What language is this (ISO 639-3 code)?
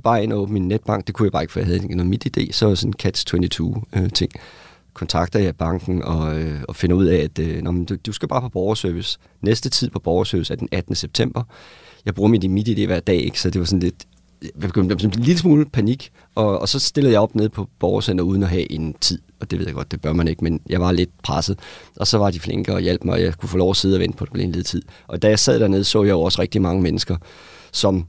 dan